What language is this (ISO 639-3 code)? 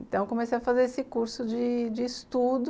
por